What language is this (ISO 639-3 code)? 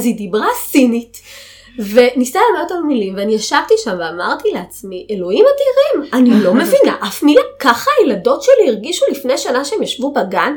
heb